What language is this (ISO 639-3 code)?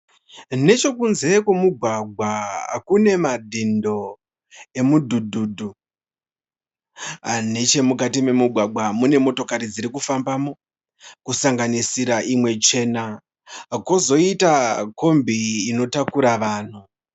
sna